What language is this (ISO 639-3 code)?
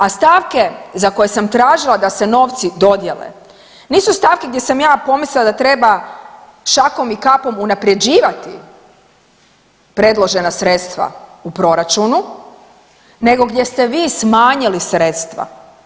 hrv